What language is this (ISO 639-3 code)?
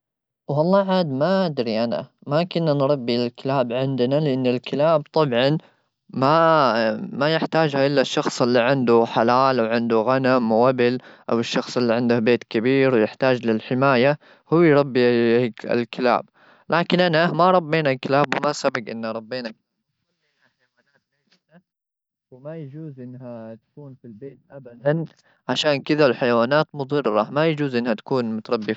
afb